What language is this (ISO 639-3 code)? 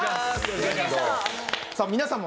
jpn